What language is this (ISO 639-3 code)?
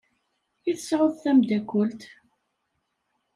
kab